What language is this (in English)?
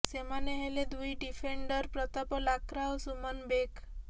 Odia